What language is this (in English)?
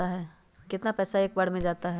Magahi